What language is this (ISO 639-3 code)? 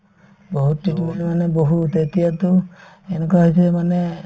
asm